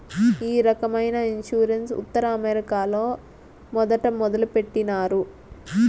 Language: Telugu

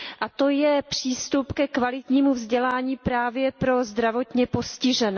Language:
Czech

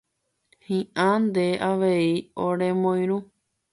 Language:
Guarani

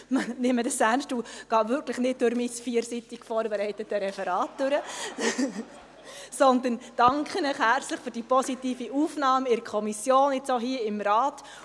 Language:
Swiss German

